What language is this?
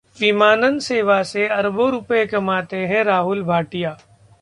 Hindi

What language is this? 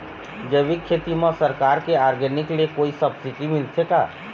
Chhattisgarhi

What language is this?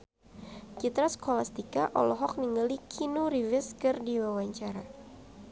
Sundanese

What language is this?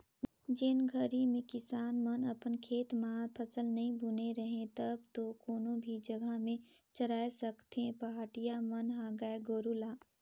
Chhattisgarhi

